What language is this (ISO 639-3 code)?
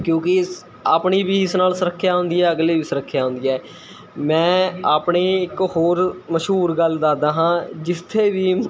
pan